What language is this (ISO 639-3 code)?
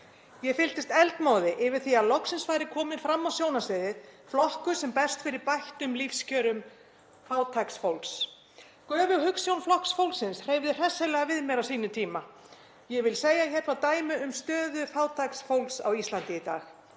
isl